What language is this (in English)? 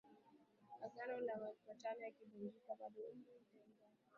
Swahili